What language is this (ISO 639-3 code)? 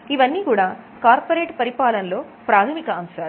tel